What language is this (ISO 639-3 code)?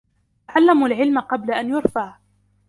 ara